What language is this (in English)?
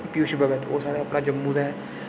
Dogri